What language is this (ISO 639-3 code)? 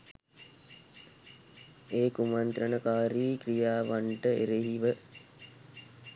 sin